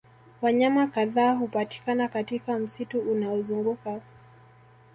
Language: Swahili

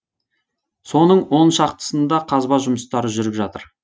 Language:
Kazakh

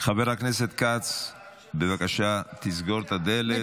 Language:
Hebrew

